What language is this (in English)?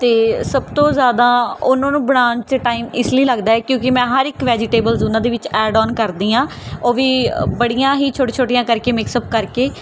Punjabi